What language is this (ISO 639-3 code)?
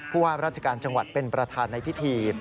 tha